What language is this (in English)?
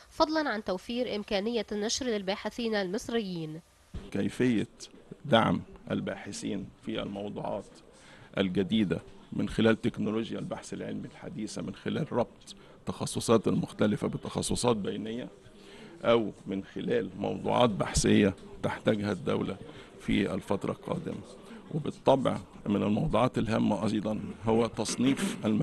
Arabic